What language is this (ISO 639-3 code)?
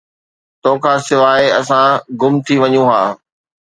snd